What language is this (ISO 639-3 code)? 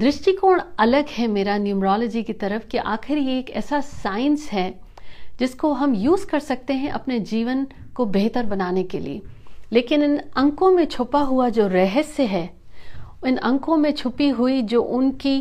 hin